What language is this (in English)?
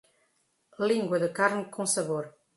Portuguese